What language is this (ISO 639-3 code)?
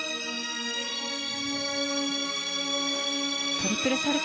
jpn